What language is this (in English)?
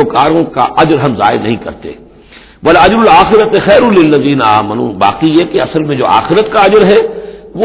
Urdu